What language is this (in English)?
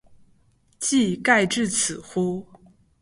Chinese